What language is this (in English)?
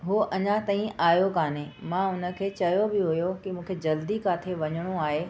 Sindhi